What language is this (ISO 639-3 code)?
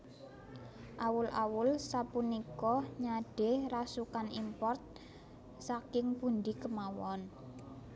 jav